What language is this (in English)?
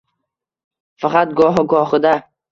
Uzbek